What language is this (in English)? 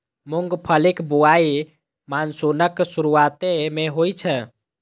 Maithili